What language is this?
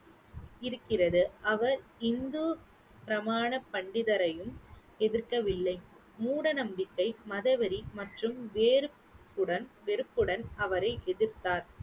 Tamil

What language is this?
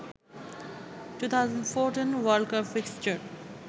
Bangla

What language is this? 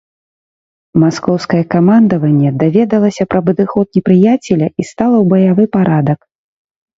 Belarusian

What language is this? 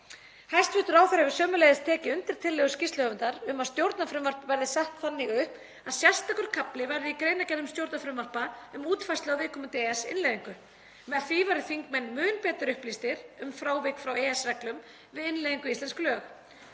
Icelandic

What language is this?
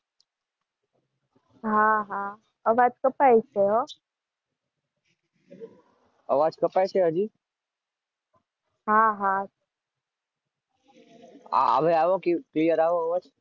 Gujarati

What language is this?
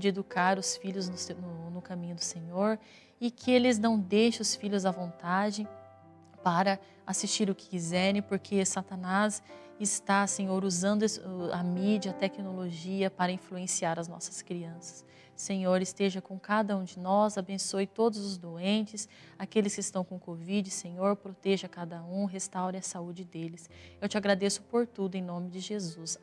Portuguese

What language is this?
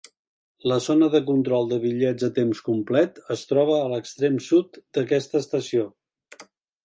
Catalan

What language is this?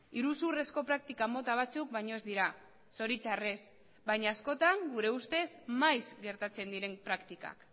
Basque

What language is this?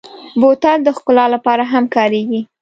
Pashto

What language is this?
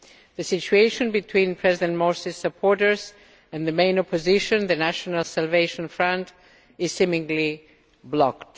English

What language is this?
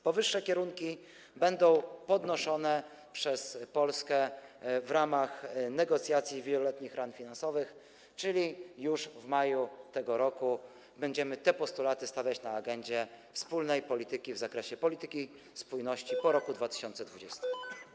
Polish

